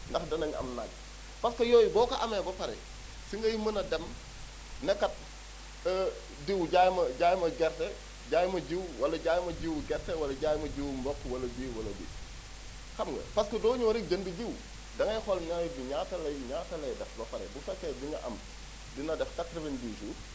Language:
Wolof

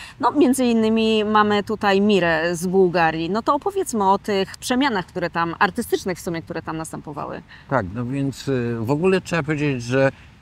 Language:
Polish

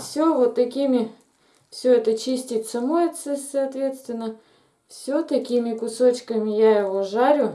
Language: Russian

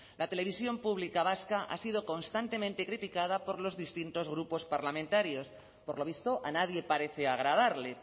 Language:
Spanish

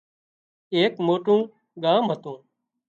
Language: Wadiyara Koli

